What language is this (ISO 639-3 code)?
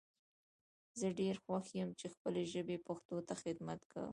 pus